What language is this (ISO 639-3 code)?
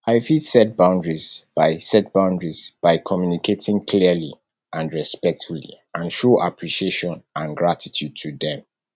pcm